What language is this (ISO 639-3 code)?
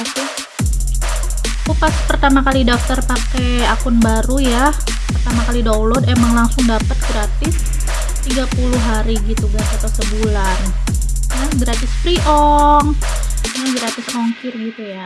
ind